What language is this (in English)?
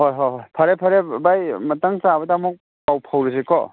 Manipuri